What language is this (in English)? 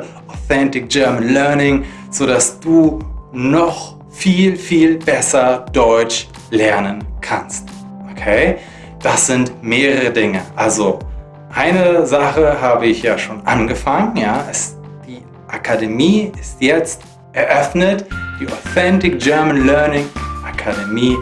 German